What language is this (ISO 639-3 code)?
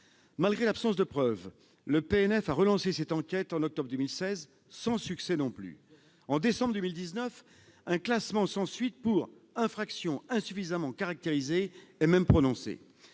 fra